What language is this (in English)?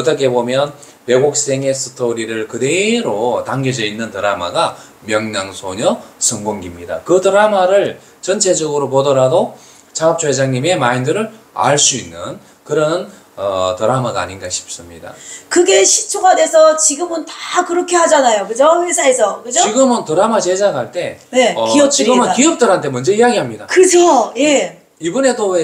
Korean